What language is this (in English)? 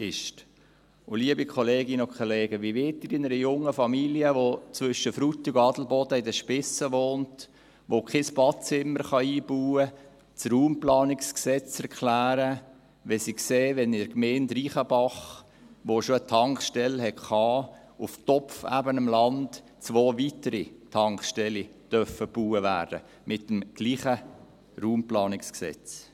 Swiss German